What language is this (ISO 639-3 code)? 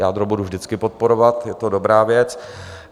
ces